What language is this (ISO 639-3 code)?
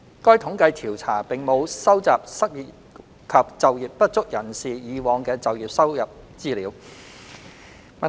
yue